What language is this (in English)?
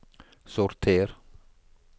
Norwegian